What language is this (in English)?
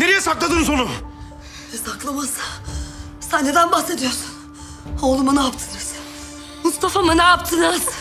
Turkish